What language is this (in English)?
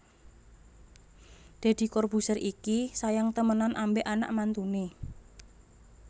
Javanese